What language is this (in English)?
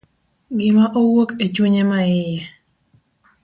Luo (Kenya and Tanzania)